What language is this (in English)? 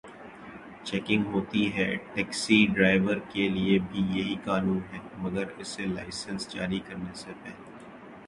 Urdu